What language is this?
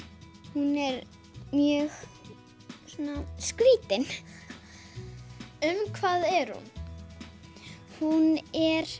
Icelandic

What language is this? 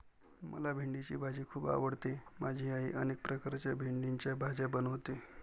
Marathi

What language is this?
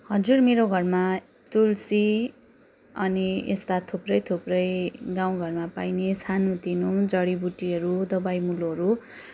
Nepali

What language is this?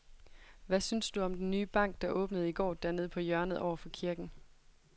Danish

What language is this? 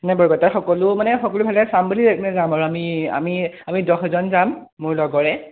Assamese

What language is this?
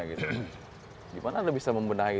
Indonesian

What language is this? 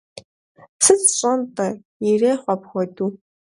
Kabardian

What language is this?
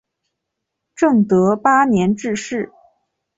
Chinese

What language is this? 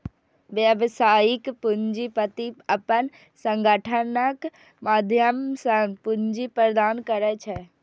Maithili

